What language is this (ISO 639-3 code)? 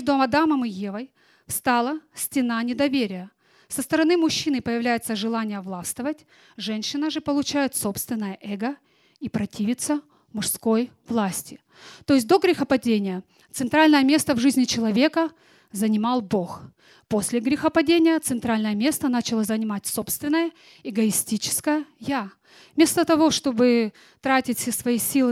rus